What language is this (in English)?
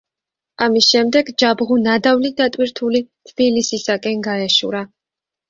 Georgian